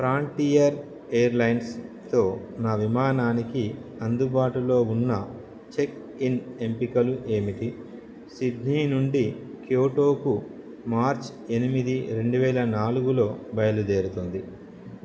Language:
Telugu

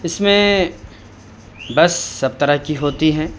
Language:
Urdu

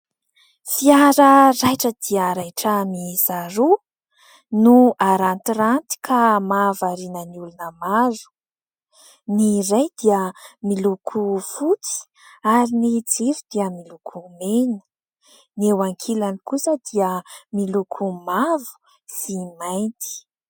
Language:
Malagasy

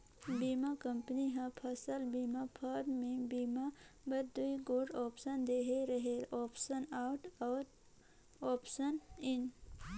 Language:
Chhattisgarhi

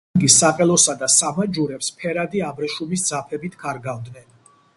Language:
Georgian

